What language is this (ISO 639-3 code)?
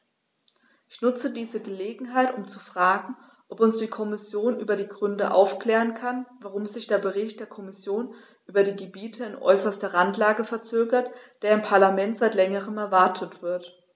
deu